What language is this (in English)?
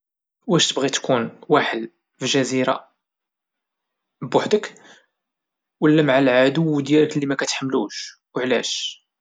Moroccan Arabic